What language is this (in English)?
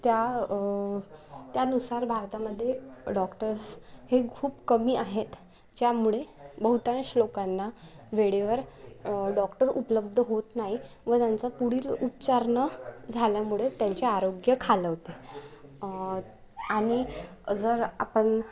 Marathi